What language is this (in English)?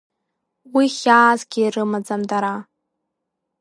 Abkhazian